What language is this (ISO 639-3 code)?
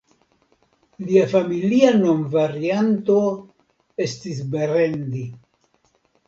epo